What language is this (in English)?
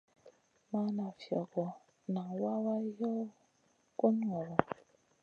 Masana